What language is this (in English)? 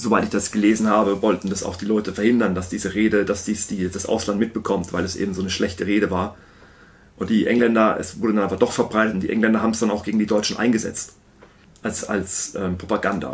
German